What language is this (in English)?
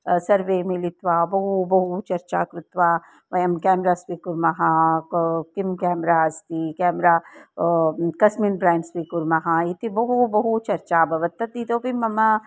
Sanskrit